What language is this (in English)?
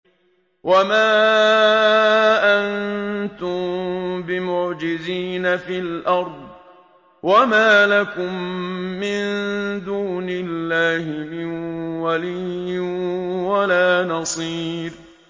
Arabic